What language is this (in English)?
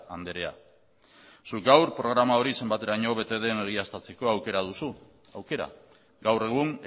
Basque